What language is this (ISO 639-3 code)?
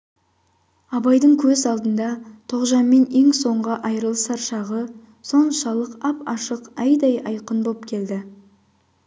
kaz